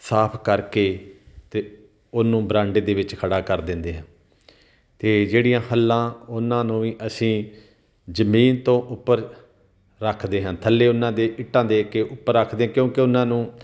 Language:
Punjabi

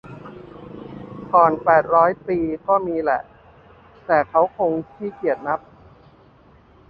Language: Thai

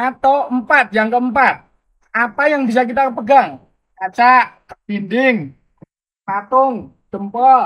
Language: Indonesian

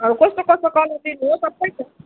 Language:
Nepali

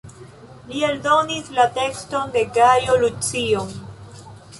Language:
Esperanto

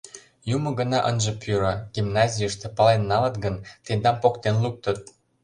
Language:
Mari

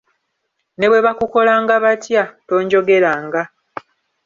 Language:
Ganda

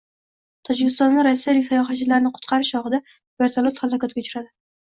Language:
Uzbek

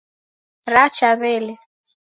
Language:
Taita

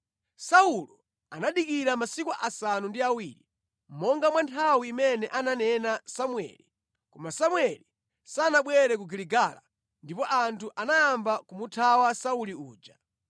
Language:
Nyanja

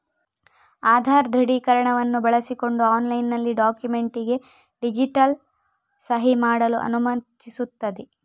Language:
Kannada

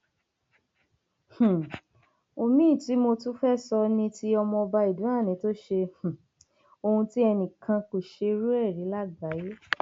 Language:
Yoruba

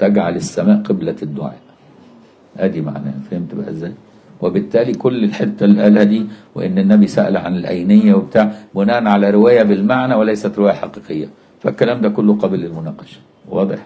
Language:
Arabic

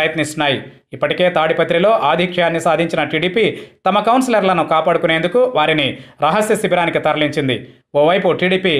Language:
Hindi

